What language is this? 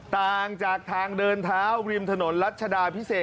Thai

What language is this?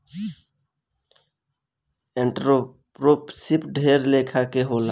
Bhojpuri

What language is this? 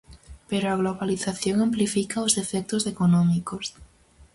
Galician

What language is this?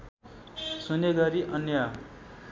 Nepali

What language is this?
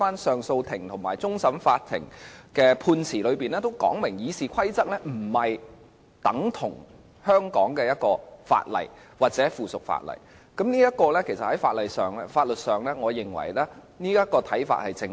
Cantonese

